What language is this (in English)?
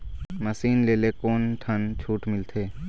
Chhattisgarhi